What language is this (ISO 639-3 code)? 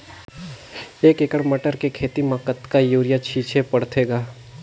hne